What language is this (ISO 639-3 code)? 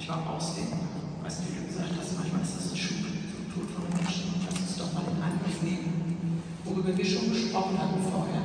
deu